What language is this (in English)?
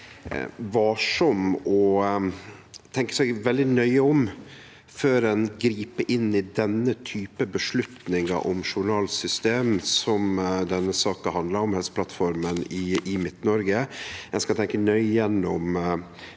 Norwegian